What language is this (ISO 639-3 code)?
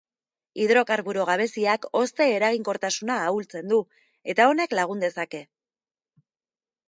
eus